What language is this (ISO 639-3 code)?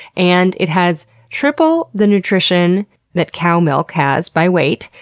eng